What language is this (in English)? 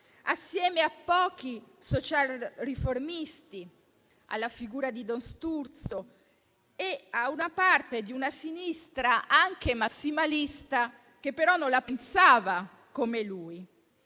Italian